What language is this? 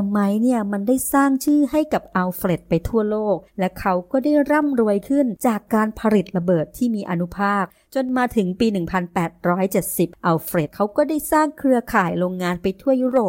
Thai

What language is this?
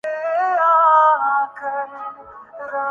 Urdu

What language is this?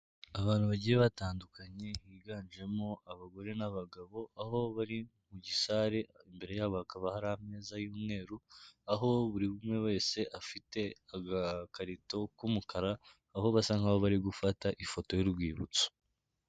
Kinyarwanda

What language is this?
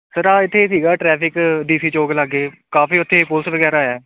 Punjabi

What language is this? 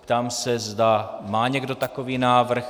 Czech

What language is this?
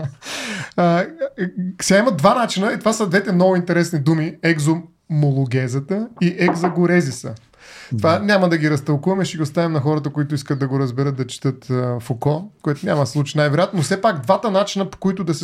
Bulgarian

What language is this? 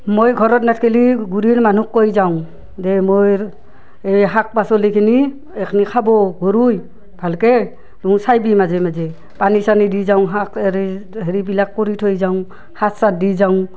Assamese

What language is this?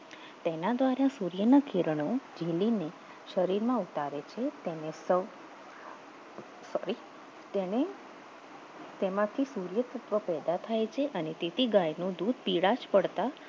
Gujarati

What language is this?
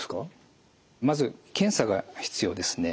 Japanese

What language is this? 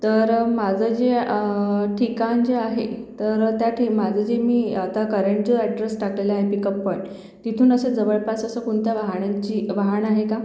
Marathi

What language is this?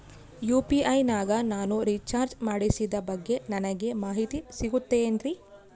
Kannada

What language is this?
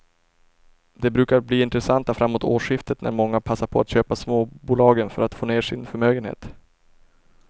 Swedish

